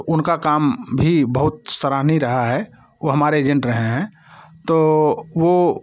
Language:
Hindi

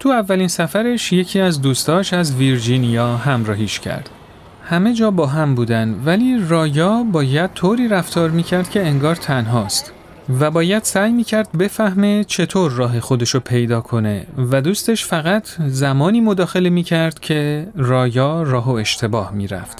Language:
Persian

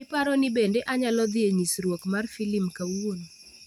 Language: Luo (Kenya and Tanzania)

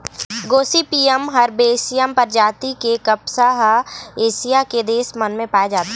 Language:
Chhattisgarhi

